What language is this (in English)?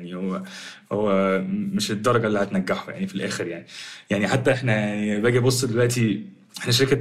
Arabic